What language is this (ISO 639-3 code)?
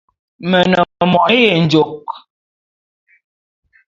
bum